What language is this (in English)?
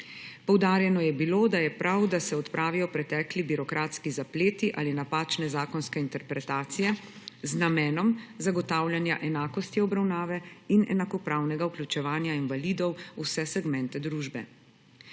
Slovenian